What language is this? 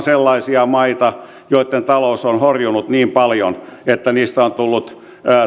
Finnish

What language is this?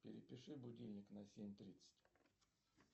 Russian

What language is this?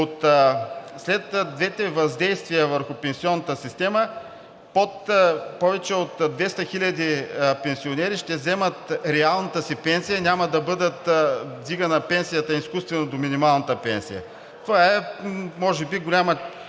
Bulgarian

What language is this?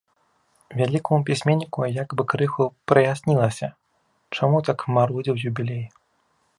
Belarusian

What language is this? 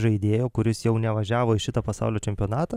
Lithuanian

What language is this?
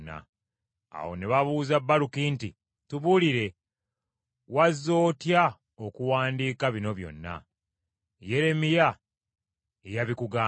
Ganda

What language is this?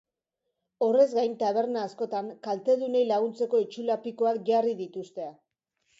Basque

